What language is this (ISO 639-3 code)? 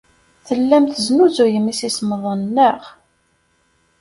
kab